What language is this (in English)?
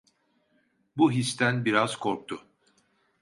Turkish